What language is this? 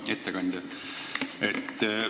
Estonian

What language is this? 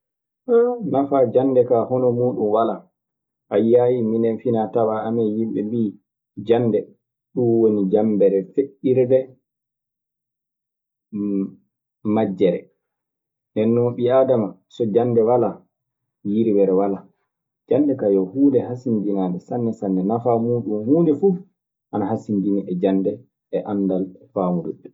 Maasina Fulfulde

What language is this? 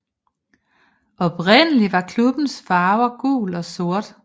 Danish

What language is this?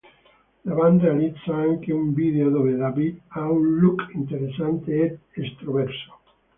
Italian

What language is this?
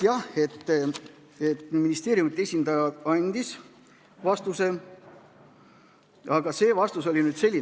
Estonian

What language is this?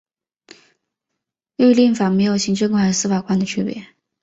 Chinese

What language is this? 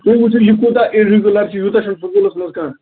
Kashmiri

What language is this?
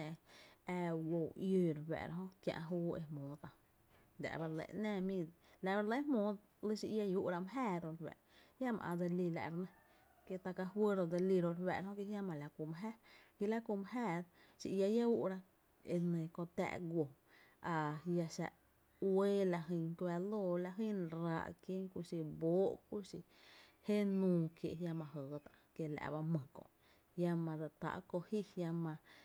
Tepinapa Chinantec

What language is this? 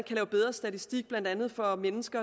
Danish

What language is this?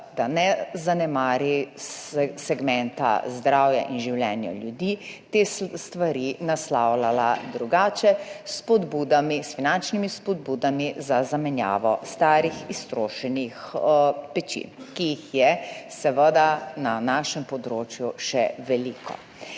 Slovenian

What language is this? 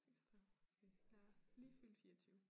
Danish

